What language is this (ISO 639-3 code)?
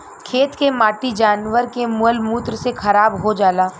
bho